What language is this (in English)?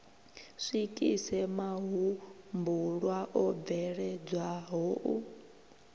Venda